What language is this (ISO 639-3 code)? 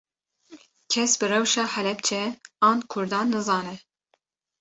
kur